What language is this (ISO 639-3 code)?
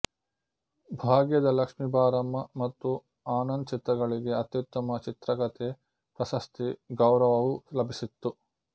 kan